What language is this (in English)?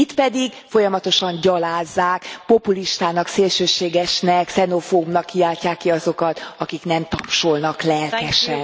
Hungarian